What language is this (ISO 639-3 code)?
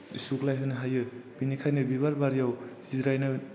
brx